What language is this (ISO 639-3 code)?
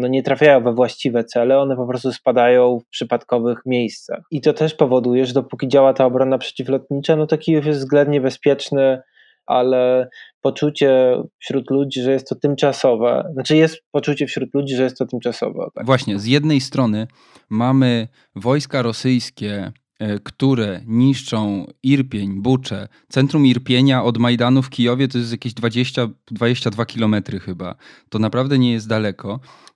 pol